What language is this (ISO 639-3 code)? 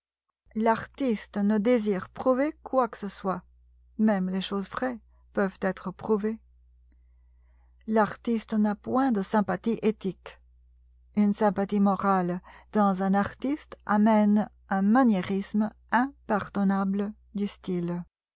fra